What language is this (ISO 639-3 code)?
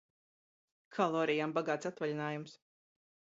lav